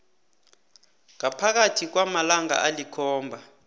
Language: South Ndebele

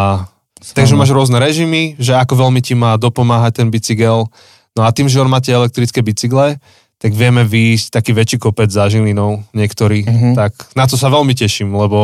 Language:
Slovak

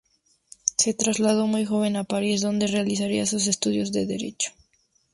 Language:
Spanish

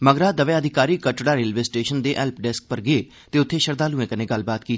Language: Dogri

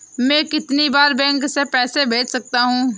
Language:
Hindi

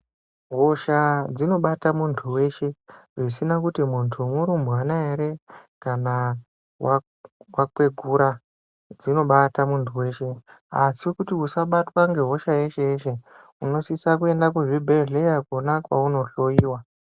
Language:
Ndau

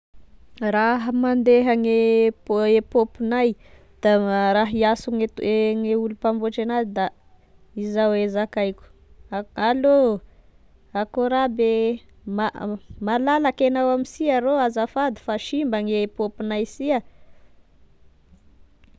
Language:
Tesaka Malagasy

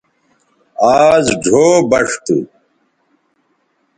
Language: Bateri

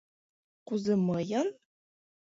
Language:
Mari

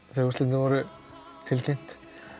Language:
Icelandic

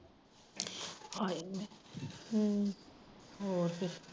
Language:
Punjabi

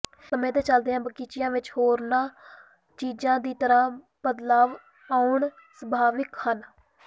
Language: Punjabi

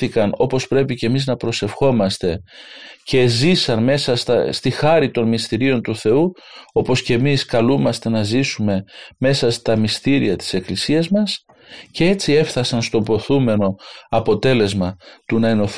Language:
Greek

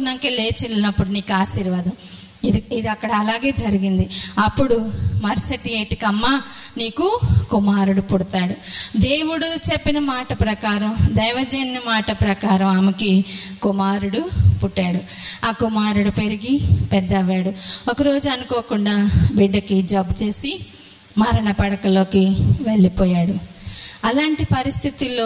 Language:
Telugu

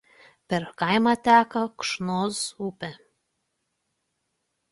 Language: Lithuanian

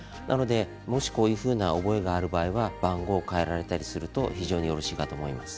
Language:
Japanese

